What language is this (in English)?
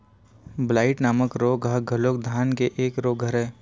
Chhattisgarhi